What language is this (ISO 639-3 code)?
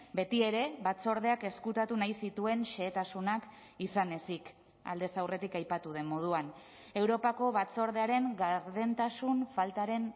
eus